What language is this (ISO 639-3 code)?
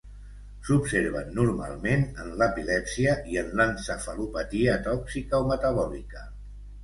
cat